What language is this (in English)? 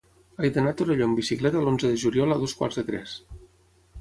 Catalan